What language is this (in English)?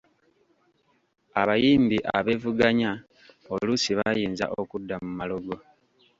Ganda